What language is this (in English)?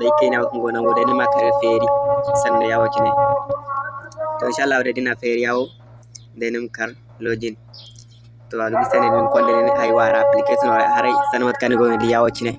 Hausa